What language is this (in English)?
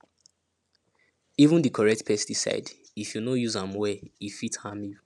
Nigerian Pidgin